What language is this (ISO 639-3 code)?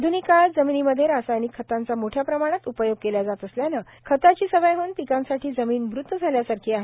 mar